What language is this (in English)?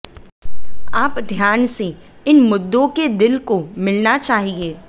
Hindi